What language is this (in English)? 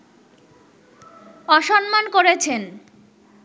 Bangla